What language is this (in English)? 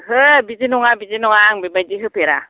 Bodo